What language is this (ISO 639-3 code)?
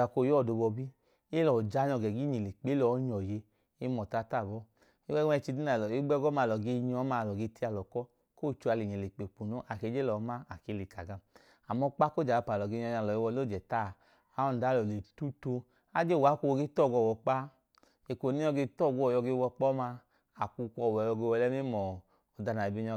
idu